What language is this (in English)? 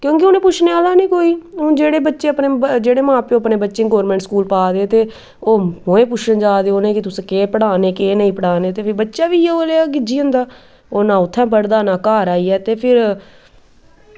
Dogri